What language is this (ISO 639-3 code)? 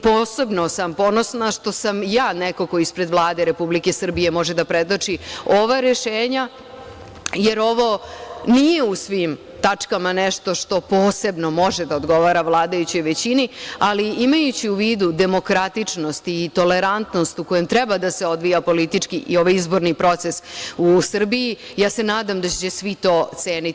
srp